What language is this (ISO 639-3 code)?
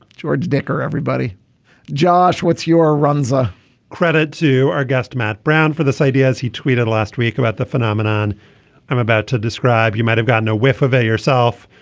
eng